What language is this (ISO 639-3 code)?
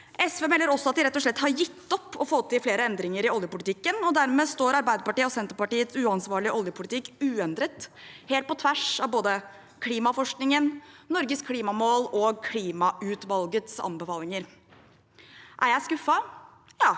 nor